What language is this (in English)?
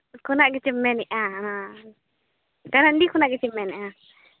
Santali